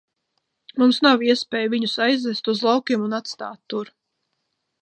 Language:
Latvian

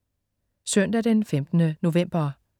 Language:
Danish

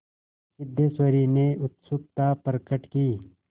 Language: Hindi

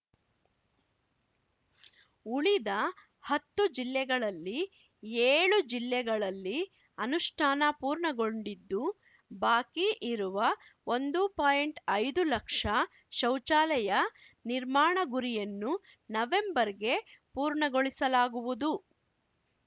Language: Kannada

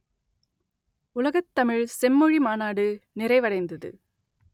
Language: Tamil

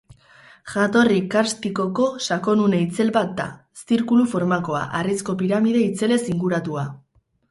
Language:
Basque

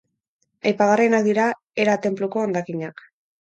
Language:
Basque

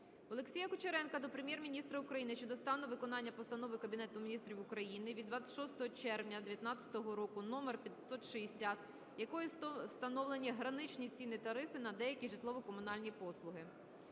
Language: Ukrainian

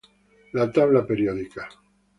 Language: Spanish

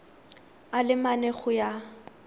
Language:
Tswana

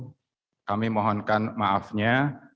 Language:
Indonesian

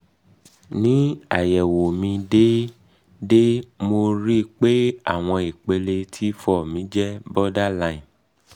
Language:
Yoruba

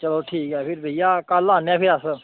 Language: Dogri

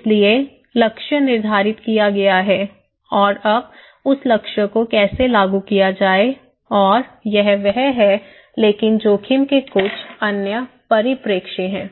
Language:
Hindi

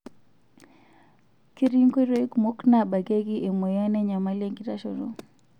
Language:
Masai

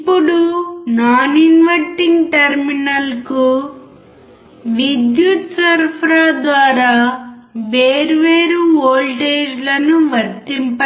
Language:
Telugu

